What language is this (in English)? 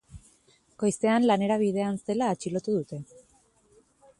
Basque